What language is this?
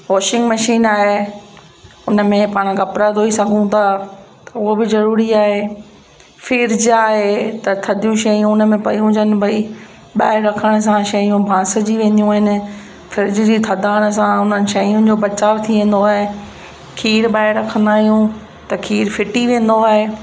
Sindhi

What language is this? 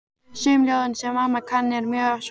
Icelandic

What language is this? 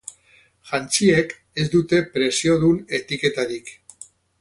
Basque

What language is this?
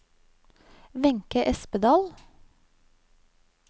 Norwegian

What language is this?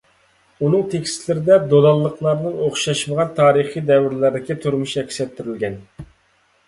Uyghur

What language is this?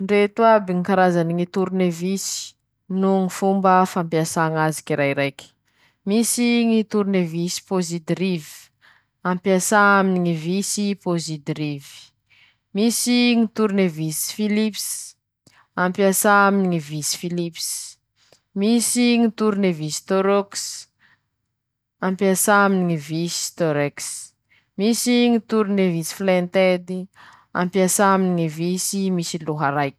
Masikoro Malagasy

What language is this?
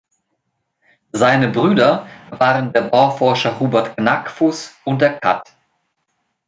German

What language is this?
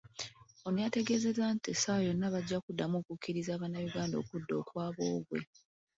Ganda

